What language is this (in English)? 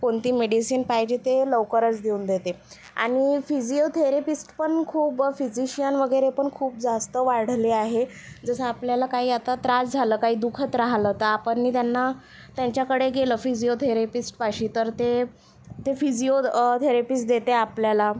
Marathi